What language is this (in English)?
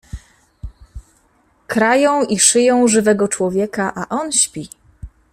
Polish